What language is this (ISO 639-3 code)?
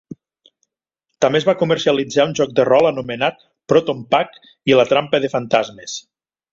cat